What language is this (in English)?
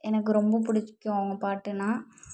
Tamil